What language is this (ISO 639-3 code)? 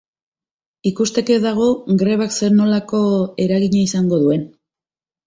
eus